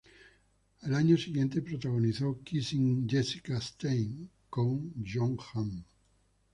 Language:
Spanish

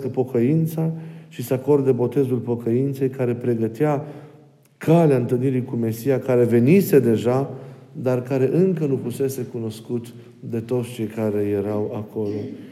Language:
Romanian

